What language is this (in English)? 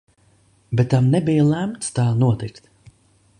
Latvian